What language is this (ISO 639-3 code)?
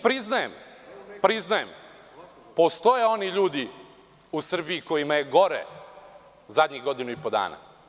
srp